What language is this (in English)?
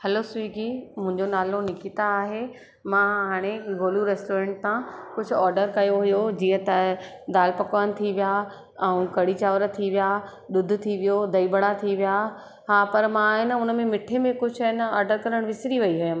Sindhi